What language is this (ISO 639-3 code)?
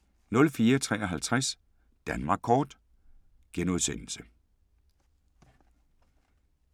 dan